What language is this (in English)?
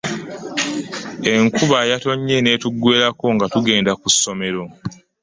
Ganda